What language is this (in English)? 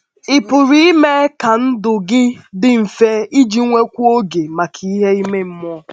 Igbo